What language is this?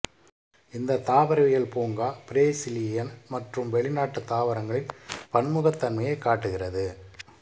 Tamil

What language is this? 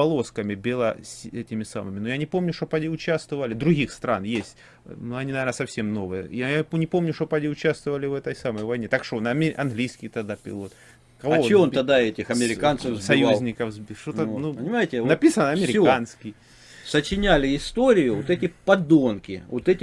Russian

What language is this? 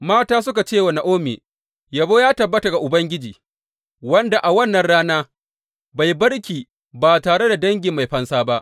Hausa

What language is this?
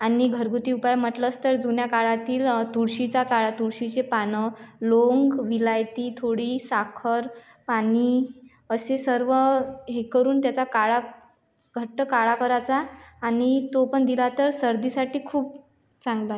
Marathi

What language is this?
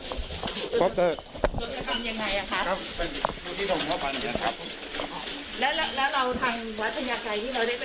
Thai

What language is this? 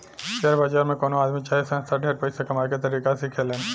Bhojpuri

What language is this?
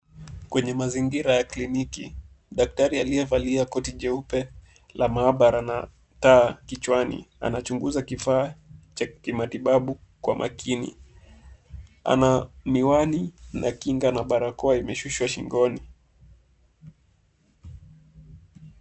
Swahili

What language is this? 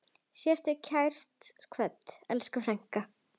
Icelandic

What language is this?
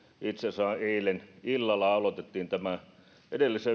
Finnish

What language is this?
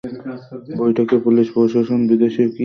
Bangla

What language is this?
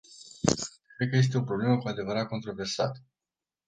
Romanian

